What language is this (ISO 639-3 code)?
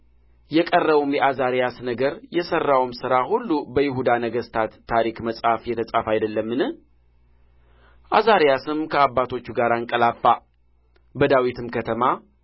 amh